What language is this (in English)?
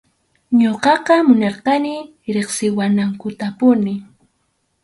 Arequipa-La Unión Quechua